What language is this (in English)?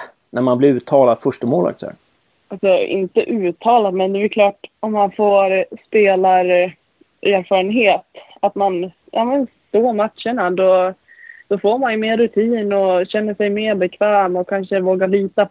Swedish